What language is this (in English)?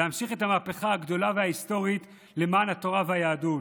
Hebrew